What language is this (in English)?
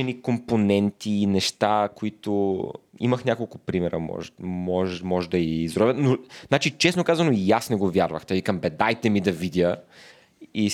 Bulgarian